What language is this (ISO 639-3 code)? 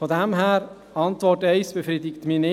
gsw